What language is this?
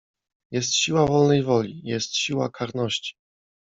Polish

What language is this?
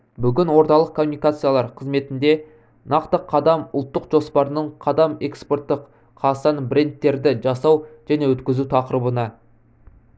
Kazakh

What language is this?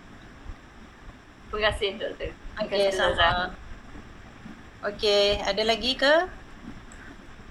Malay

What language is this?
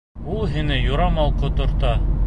Bashkir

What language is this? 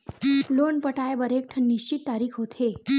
Chhattisgarhi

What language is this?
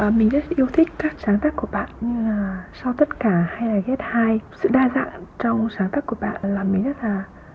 Vietnamese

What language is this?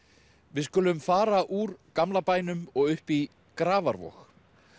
Icelandic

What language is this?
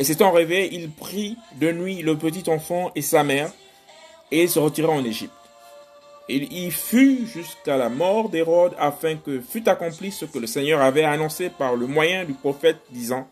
French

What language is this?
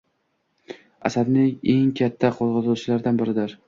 Uzbek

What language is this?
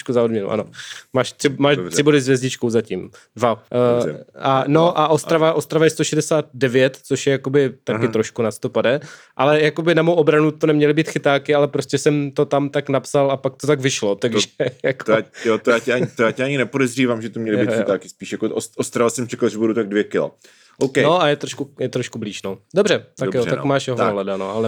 Czech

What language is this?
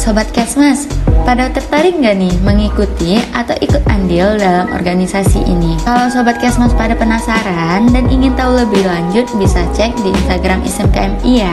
Indonesian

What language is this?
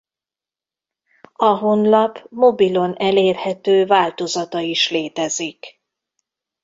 Hungarian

